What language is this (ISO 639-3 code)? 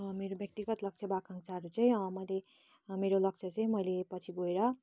nep